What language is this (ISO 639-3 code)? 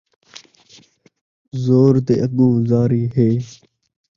skr